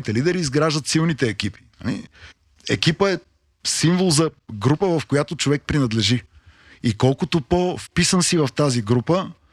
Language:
Bulgarian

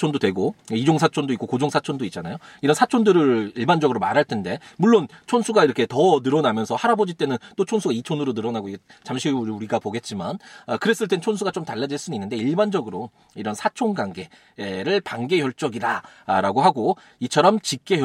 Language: Korean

